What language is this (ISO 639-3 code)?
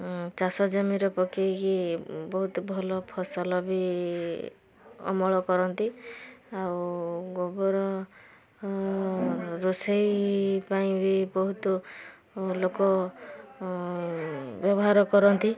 ori